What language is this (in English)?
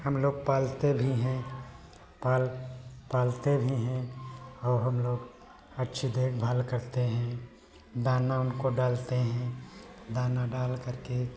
Hindi